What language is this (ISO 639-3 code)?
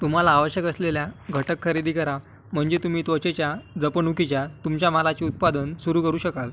mar